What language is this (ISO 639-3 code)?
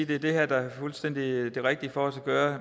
dan